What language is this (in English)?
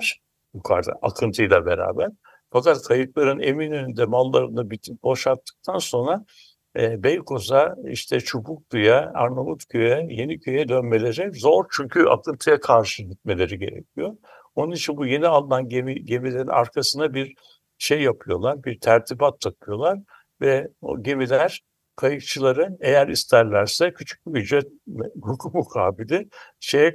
Turkish